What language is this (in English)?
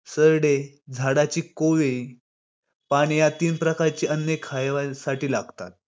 Marathi